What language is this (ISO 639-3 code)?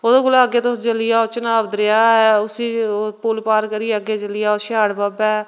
doi